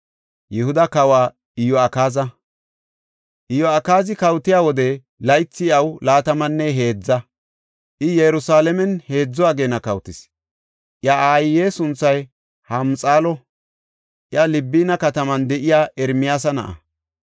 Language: Gofa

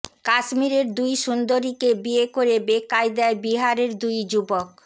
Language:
Bangla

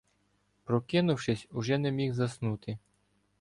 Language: Ukrainian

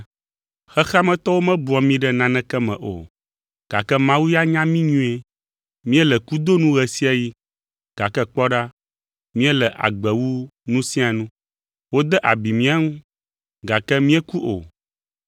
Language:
Ewe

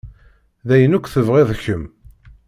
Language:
Kabyle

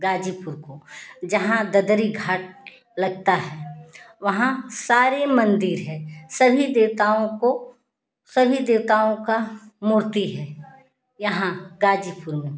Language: Hindi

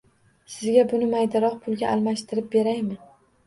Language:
Uzbek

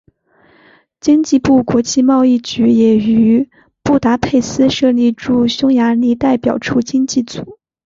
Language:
Chinese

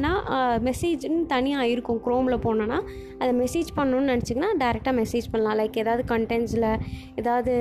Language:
Tamil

